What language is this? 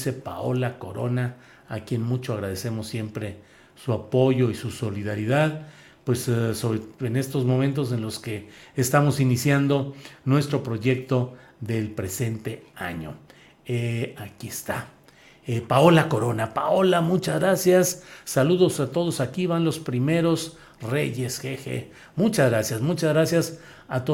Spanish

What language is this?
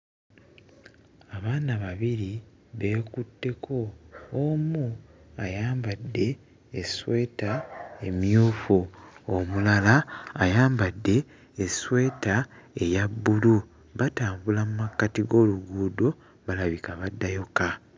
Ganda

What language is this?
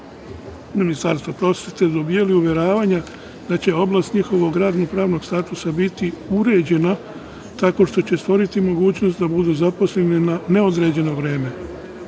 Serbian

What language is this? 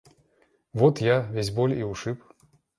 Russian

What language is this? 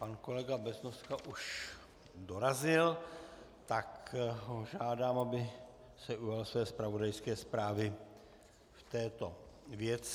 Czech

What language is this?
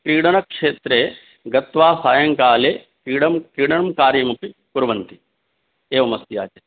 Sanskrit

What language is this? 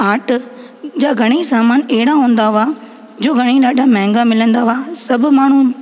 Sindhi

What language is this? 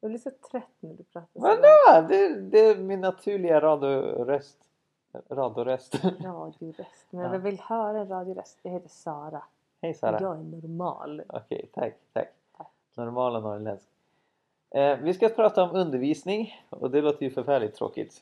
Swedish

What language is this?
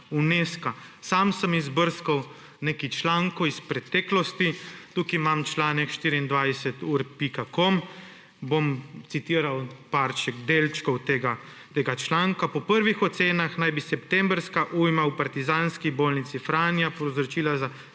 Slovenian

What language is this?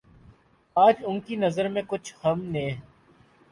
Urdu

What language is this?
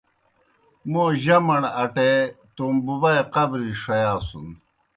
Kohistani Shina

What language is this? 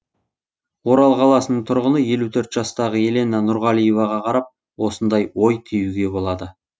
Kazakh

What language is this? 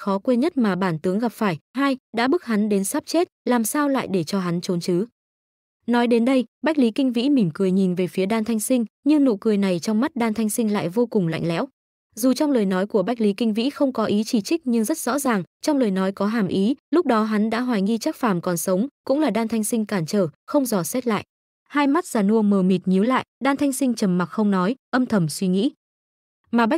Vietnamese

